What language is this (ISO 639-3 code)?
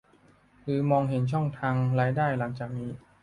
tha